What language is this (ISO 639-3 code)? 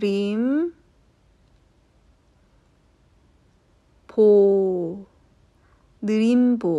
kor